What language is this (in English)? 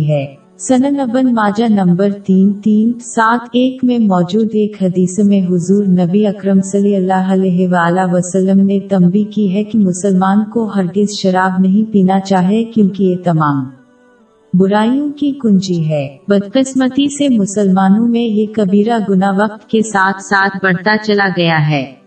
Urdu